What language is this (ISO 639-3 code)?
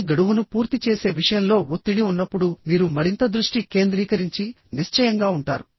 tel